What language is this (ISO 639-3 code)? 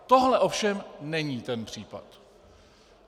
ces